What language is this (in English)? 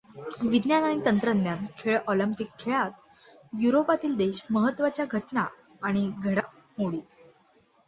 Marathi